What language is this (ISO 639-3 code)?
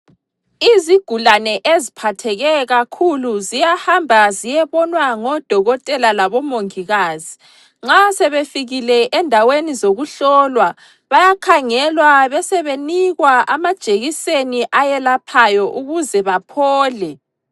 nde